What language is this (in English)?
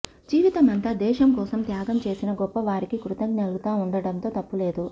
Telugu